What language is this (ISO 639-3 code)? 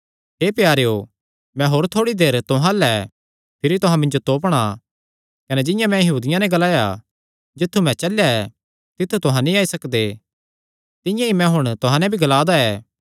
xnr